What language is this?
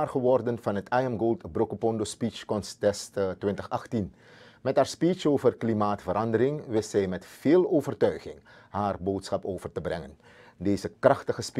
Dutch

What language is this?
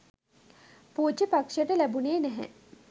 Sinhala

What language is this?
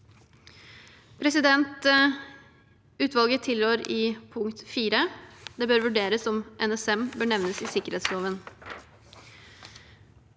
Norwegian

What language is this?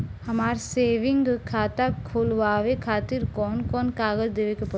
Bhojpuri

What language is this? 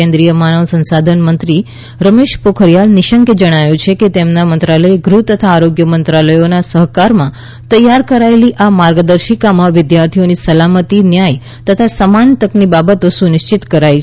Gujarati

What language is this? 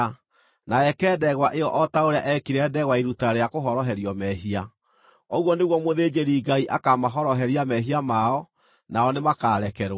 Kikuyu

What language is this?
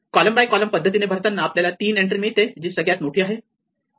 Marathi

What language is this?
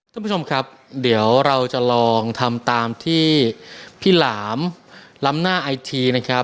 Thai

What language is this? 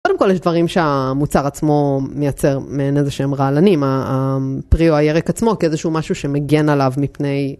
Hebrew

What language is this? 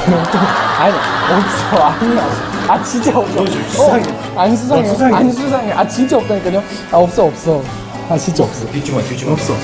Korean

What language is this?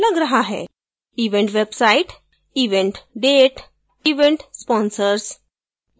Hindi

